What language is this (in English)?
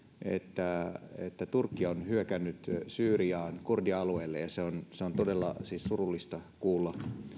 Finnish